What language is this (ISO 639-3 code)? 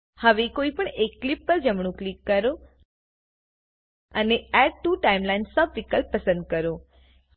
guj